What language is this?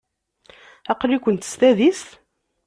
Kabyle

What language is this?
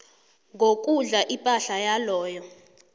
South Ndebele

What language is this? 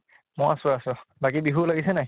Assamese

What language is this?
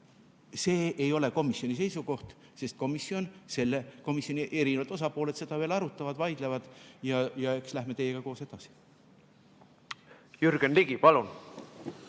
Estonian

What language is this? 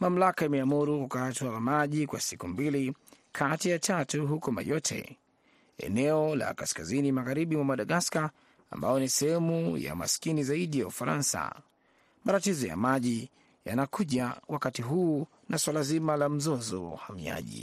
Swahili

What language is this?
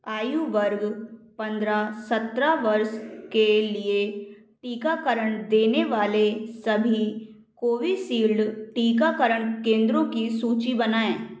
Hindi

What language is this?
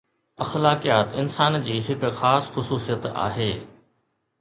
Sindhi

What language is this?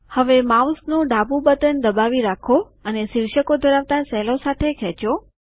Gujarati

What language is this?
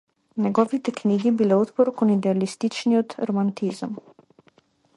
Macedonian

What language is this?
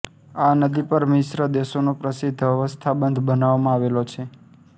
Gujarati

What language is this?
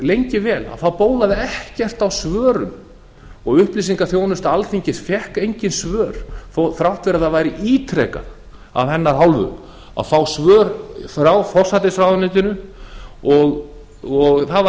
Icelandic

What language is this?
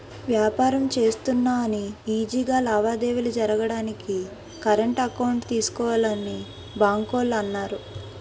Telugu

